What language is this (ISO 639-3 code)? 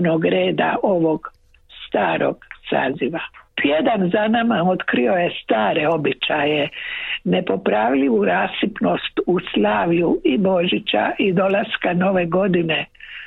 hrv